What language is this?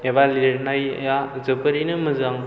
Bodo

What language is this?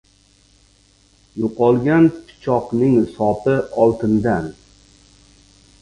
Uzbek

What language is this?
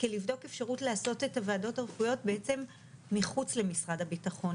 Hebrew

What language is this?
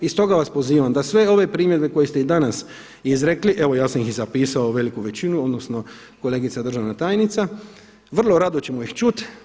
Croatian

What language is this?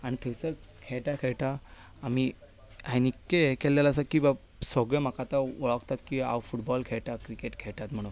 Konkani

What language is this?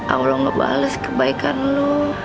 Indonesian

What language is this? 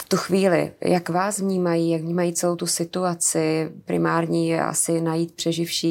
Czech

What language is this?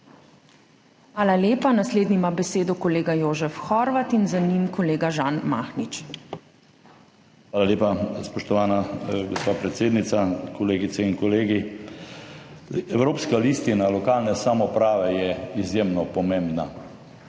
Slovenian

